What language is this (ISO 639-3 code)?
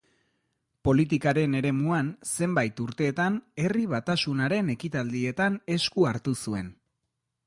eus